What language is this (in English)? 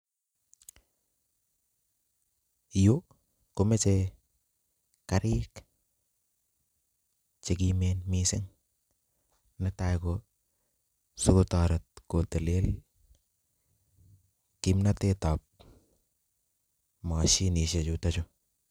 Kalenjin